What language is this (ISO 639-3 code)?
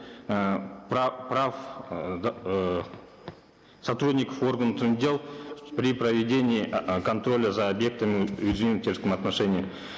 kaz